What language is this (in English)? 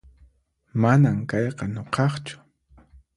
Puno Quechua